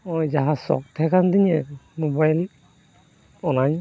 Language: Santali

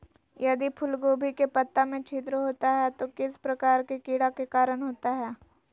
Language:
Magahi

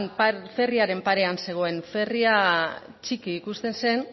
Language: Basque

